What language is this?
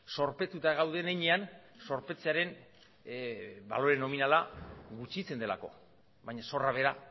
Basque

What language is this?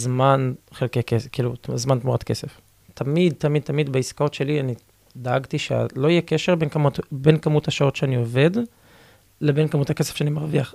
Hebrew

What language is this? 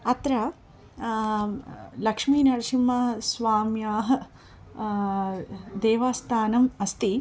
Sanskrit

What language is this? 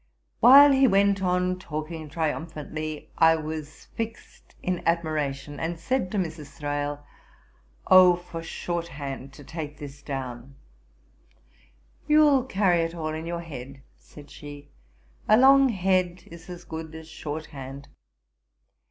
English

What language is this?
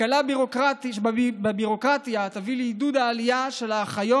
Hebrew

